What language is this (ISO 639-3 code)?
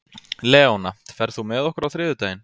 isl